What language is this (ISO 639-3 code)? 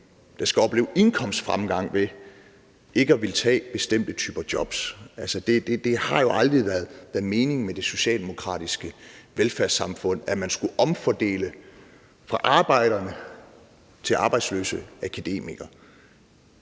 dan